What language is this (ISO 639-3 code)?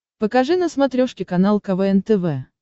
rus